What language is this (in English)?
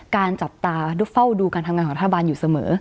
Thai